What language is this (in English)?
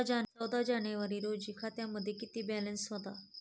Marathi